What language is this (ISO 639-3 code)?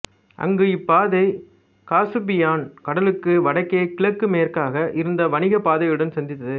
tam